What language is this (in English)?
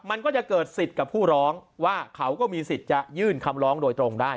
Thai